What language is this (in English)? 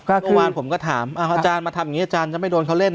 Thai